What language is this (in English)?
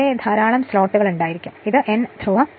Malayalam